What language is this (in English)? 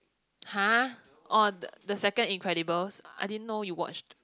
English